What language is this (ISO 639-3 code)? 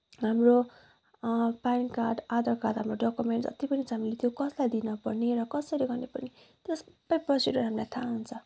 nep